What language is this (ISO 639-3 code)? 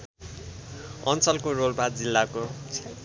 nep